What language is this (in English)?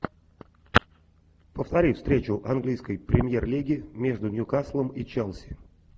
Russian